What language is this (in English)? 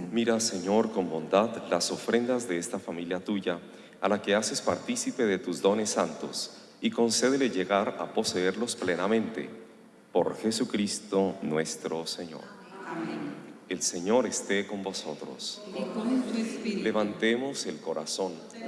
Spanish